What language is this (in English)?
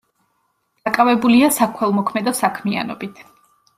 Georgian